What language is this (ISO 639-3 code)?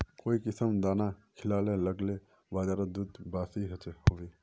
mag